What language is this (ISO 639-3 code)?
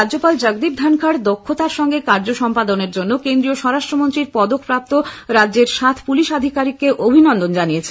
ben